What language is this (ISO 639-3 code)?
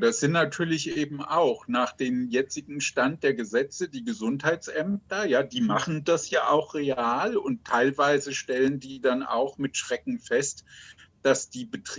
deu